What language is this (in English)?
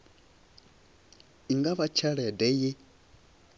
Venda